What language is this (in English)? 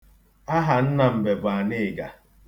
Igbo